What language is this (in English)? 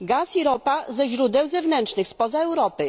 Polish